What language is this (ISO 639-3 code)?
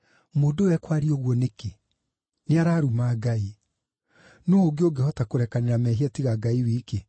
kik